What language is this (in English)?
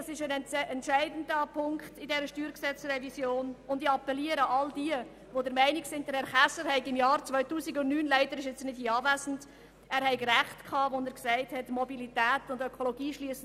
Swiss German